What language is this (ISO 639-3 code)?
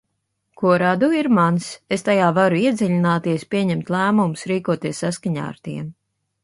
lav